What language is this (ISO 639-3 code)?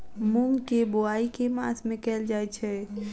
mai